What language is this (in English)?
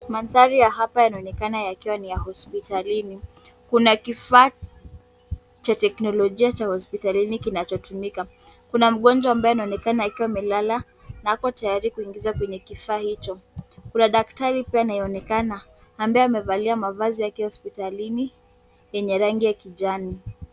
Swahili